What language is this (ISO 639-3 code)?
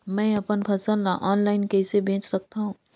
hne